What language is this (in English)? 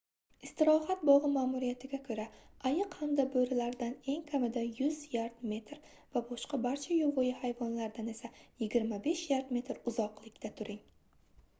Uzbek